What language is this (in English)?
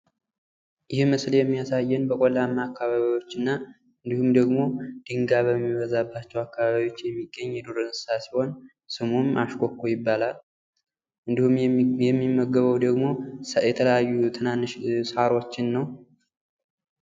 Amharic